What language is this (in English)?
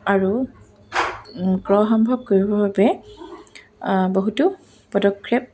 Assamese